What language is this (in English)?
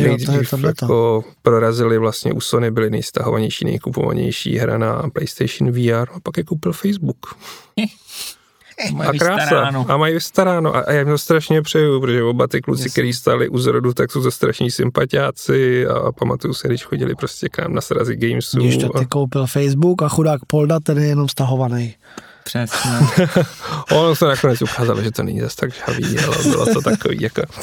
Czech